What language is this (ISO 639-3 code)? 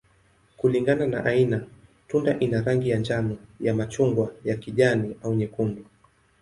swa